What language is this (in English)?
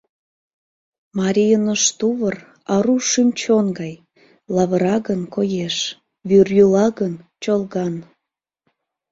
Mari